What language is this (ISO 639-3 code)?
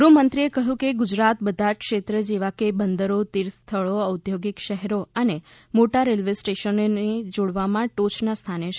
guj